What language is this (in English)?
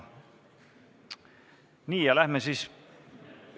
Estonian